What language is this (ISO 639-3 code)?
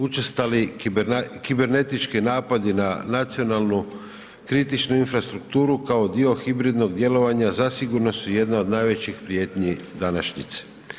hrv